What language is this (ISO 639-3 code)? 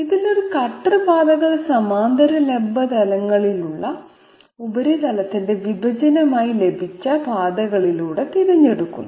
mal